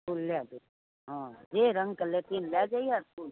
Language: Maithili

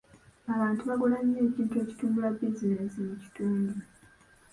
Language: Ganda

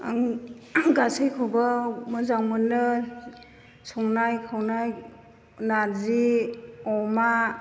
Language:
Bodo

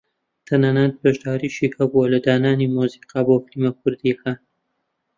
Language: Central Kurdish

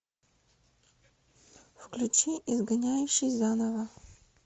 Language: Russian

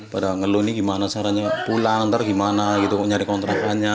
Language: Indonesian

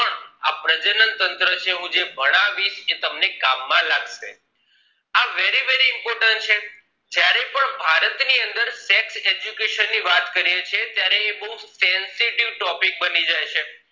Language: Gujarati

